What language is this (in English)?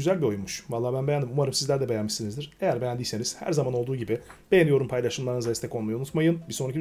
Turkish